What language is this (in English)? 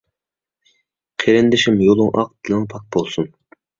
Uyghur